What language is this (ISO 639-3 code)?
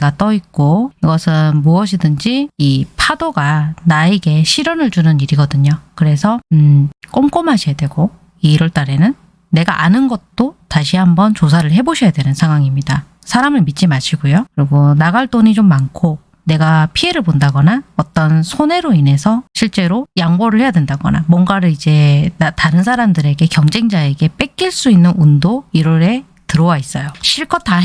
kor